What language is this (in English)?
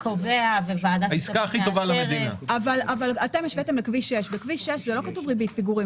Hebrew